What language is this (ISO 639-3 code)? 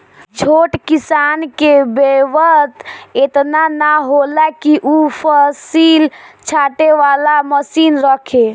bho